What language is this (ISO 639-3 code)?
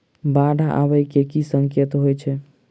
mai